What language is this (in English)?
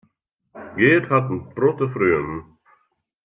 Western Frisian